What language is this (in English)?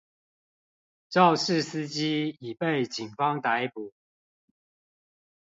Chinese